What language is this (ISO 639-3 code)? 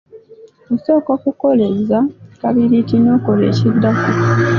lug